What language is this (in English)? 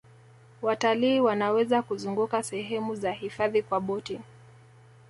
Swahili